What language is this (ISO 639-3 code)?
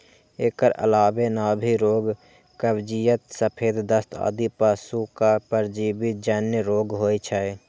mai